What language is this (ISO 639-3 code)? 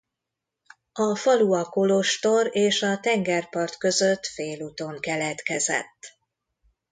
hun